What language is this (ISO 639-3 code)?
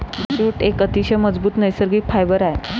mar